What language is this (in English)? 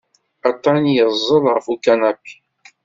Kabyle